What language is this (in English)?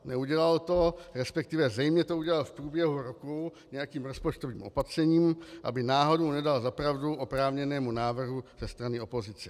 Czech